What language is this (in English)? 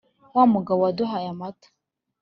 Kinyarwanda